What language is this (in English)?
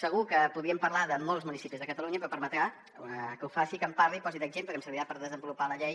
Catalan